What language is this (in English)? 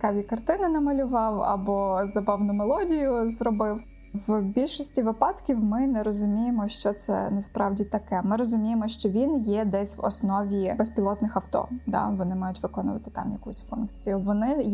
Ukrainian